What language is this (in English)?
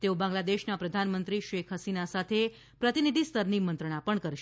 Gujarati